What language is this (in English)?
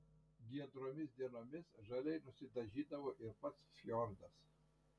Lithuanian